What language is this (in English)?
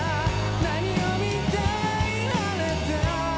Japanese